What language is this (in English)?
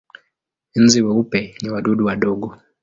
Swahili